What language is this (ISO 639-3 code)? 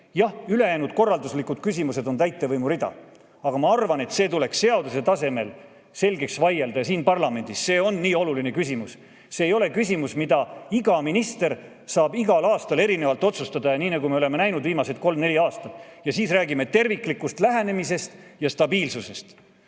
est